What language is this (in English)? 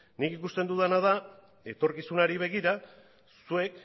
Basque